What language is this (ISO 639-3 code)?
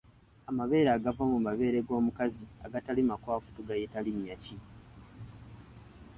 lug